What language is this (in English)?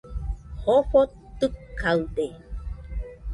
Nüpode Huitoto